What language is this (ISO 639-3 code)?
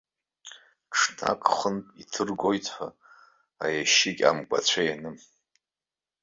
abk